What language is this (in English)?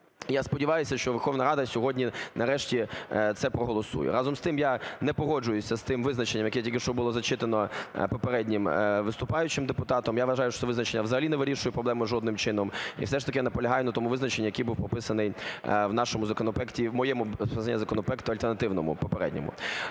Ukrainian